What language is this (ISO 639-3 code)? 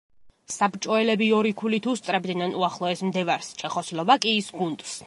kat